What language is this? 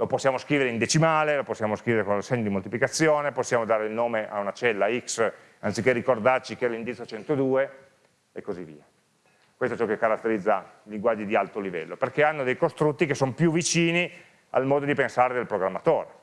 Italian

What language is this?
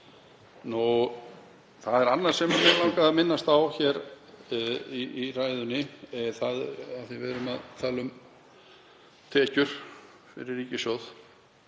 Icelandic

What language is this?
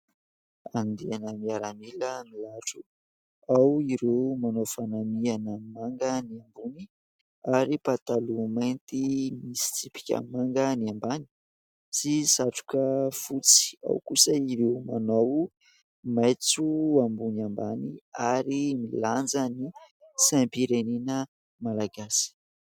Malagasy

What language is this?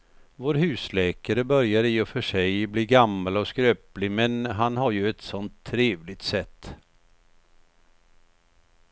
Swedish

